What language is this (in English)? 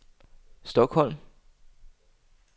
Danish